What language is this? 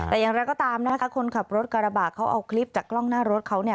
Thai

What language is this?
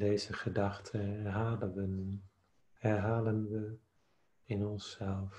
Dutch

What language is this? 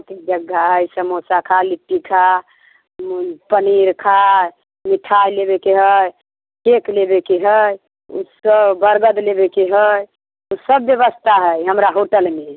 Maithili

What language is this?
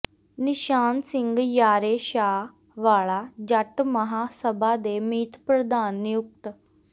Punjabi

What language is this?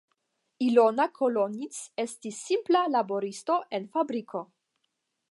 Esperanto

